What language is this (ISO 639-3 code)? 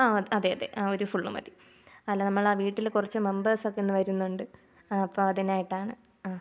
mal